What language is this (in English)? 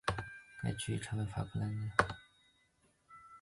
Chinese